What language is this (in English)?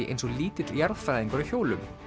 Icelandic